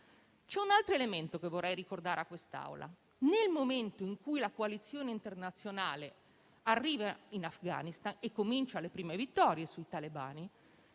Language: Italian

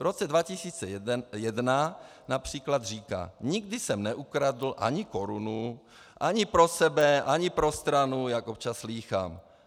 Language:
Czech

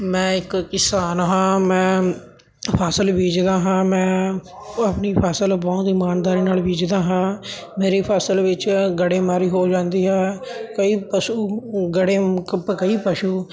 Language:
Punjabi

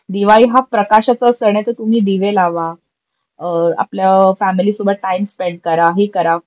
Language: Marathi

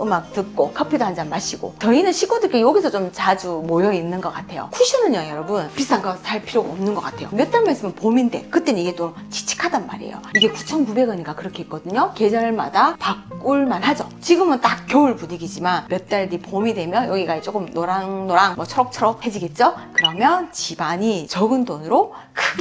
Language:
Korean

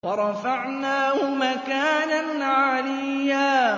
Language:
Arabic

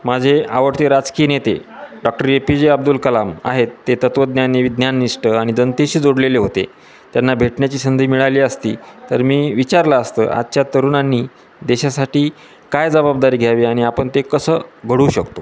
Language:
Marathi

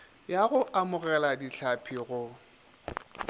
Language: Northern Sotho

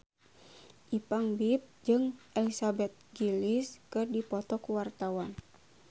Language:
Sundanese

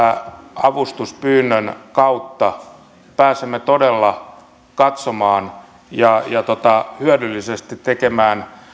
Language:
Finnish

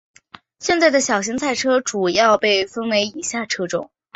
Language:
Chinese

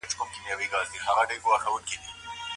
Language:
Pashto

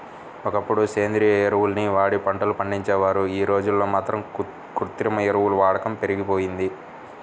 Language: Telugu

